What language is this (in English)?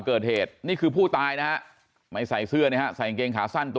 Thai